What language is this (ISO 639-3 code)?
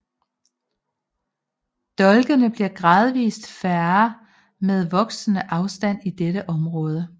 dan